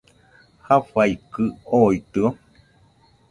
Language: Nüpode Huitoto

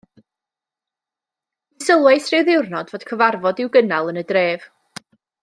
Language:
Welsh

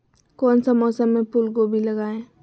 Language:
Magahi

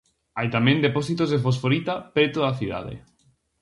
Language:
Galician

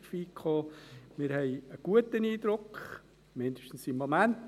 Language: Swiss German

